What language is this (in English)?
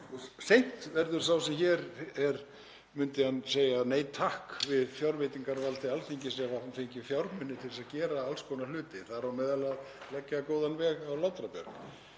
Icelandic